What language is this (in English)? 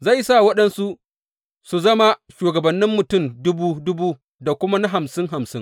Hausa